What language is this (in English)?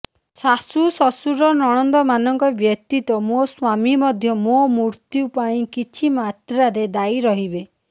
Odia